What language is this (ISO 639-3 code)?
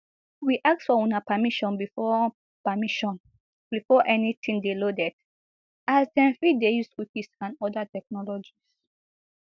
pcm